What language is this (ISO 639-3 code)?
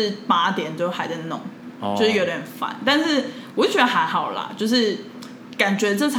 zho